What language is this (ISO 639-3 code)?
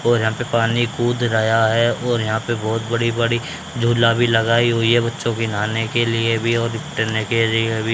hin